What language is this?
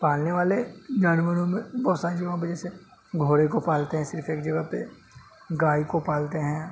Urdu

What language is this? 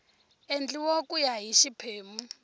Tsonga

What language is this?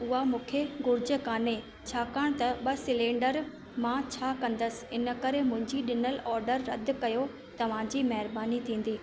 Sindhi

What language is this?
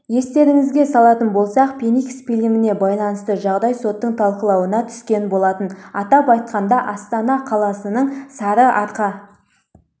Kazakh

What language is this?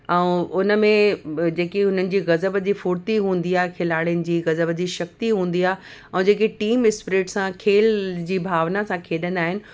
Sindhi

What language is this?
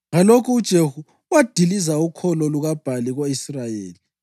North Ndebele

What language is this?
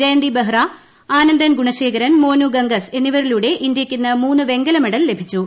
Malayalam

